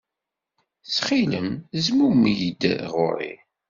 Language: Kabyle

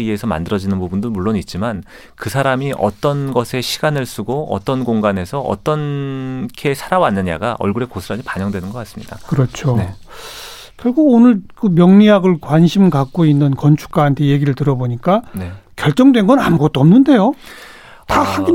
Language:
Korean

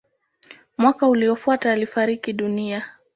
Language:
Swahili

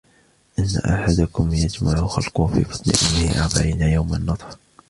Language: Arabic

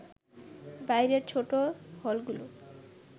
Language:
Bangla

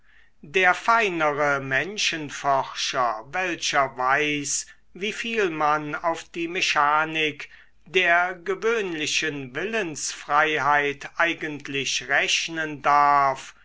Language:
German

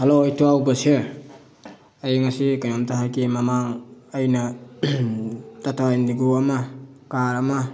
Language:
Manipuri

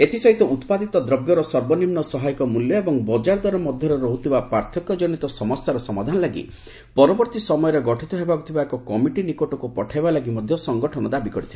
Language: Odia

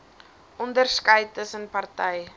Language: Afrikaans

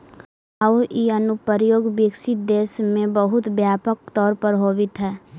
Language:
Magahi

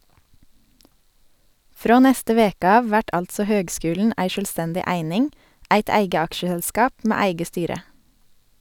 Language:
Norwegian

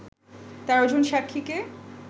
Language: Bangla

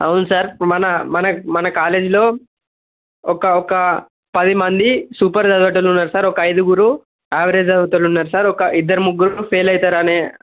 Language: Telugu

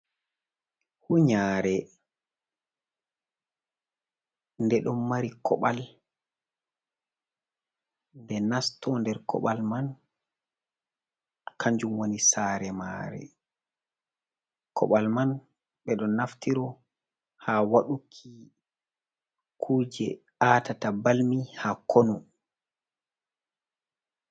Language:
Fula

